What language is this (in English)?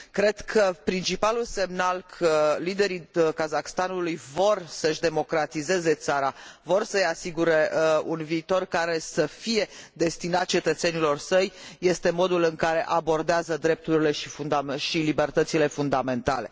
Romanian